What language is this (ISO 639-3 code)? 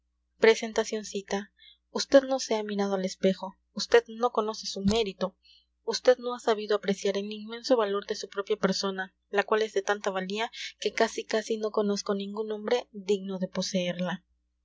spa